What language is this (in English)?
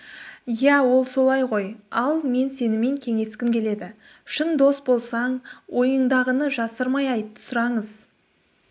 Kazakh